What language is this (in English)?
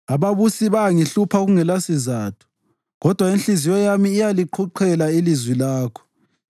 North Ndebele